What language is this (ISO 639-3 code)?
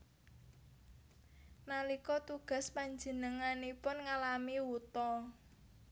jav